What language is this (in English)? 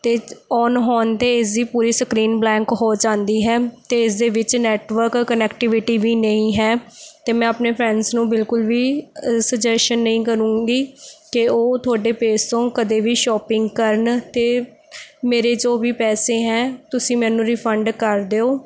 Punjabi